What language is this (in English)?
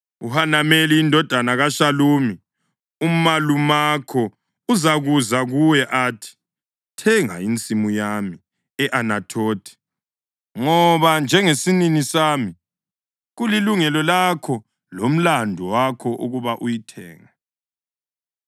North Ndebele